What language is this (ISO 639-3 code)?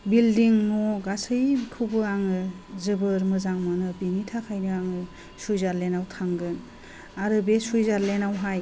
brx